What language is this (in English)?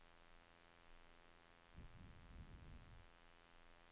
Norwegian